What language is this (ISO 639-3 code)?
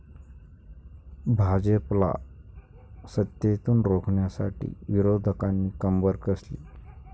mar